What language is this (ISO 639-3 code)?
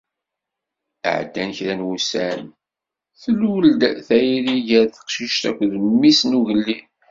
kab